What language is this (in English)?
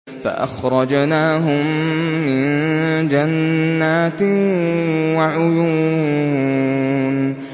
Arabic